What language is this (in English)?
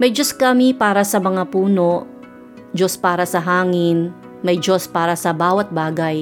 Filipino